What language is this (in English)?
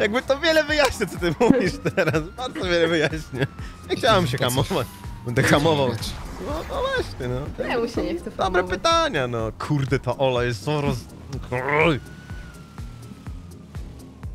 Polish